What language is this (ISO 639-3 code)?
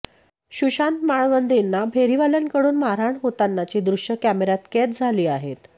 mar